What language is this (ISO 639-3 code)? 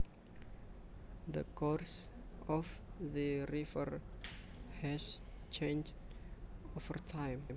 jav